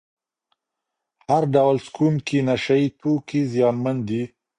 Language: Pashto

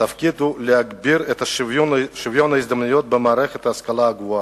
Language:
Hebrew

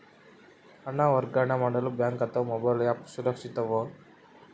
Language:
Kannada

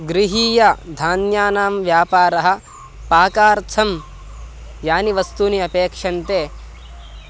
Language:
Sanskrit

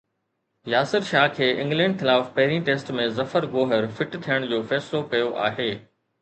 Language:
Sindhi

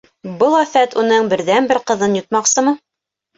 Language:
Bashkir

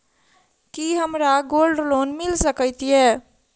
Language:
Maithili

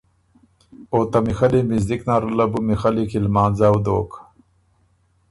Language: Ormuri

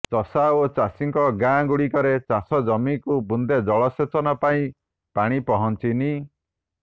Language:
Odia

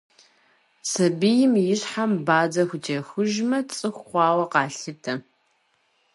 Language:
Kabardian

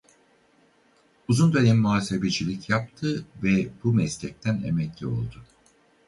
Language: Turkish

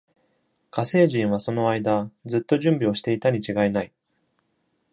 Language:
Japanese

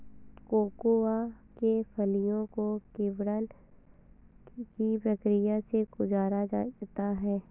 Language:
Hindi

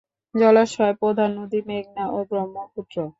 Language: Bangla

